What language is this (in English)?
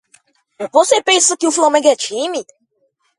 Portuguese